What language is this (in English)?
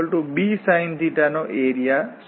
Gujarati